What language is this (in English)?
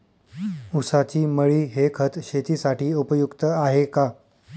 Marathi